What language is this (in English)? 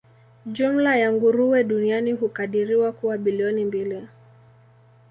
Swahili